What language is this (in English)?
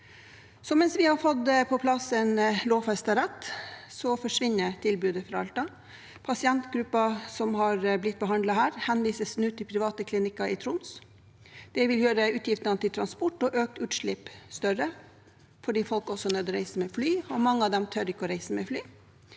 Norwegian